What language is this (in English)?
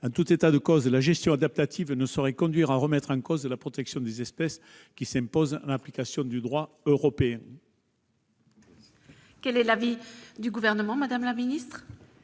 French